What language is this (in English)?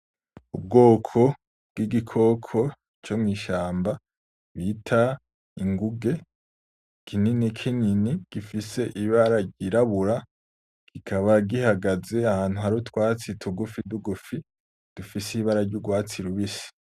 Rundi